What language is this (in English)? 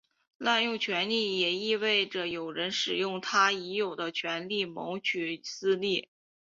Chinese